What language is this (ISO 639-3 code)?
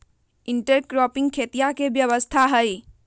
mag